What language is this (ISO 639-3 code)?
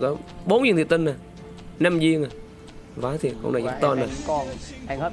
vie